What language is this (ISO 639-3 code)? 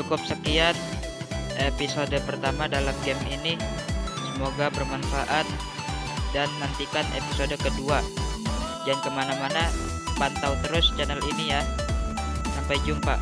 ind